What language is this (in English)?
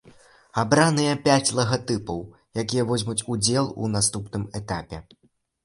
Belarusian